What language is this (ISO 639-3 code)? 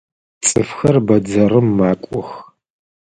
ady